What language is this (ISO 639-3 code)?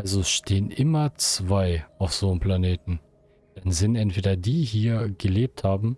deu